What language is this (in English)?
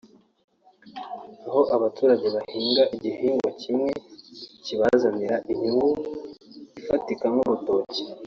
Kinyarwanda